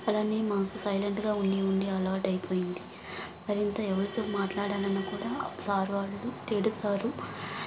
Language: Telugu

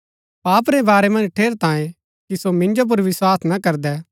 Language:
Gaddi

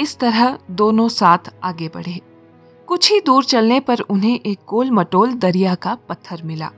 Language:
Hindi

